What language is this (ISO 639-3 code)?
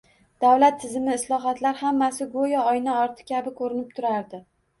uzb